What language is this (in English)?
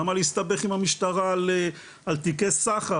Hebrew